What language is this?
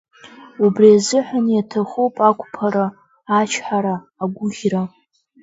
Abkhazian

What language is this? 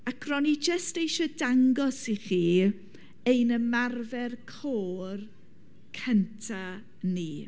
Welsh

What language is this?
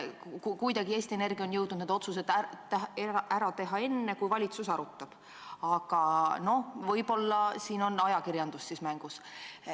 Estonian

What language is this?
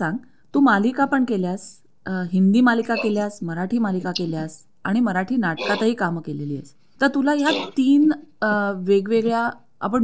Marathi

